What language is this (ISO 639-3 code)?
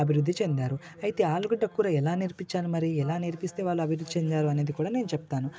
tel